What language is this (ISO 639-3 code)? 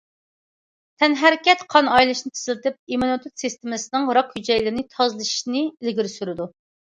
uig